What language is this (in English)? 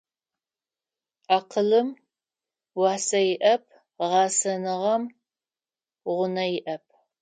Adyghe